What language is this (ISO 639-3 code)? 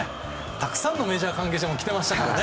jpn